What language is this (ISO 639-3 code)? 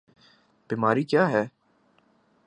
urd